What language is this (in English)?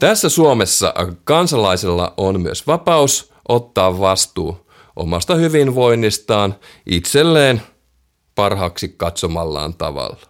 Finnish